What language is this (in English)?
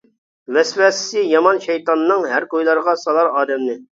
Uyghur